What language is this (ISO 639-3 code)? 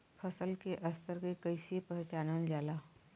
bho